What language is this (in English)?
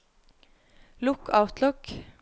Norwegian